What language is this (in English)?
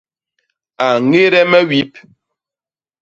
Basaa